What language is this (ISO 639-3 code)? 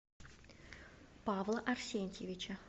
rus